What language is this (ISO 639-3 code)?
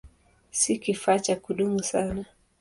swa